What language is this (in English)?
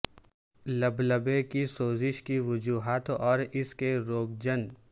Urdu